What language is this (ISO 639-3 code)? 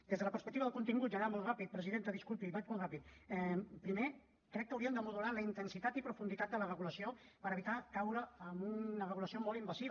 cat